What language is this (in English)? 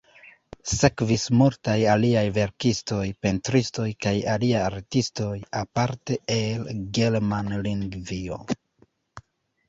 Esperanto